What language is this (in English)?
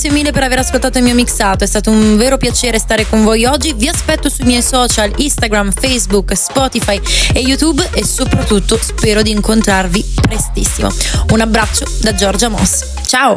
Italian